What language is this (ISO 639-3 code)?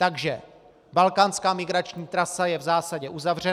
ces